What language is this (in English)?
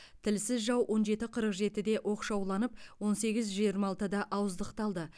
Kazakh